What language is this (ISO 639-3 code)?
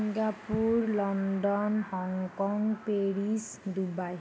asm